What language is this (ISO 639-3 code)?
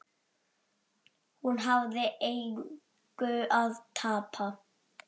isl